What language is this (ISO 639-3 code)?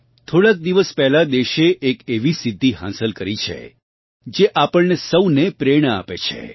guj